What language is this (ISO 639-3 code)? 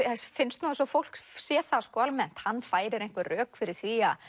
isl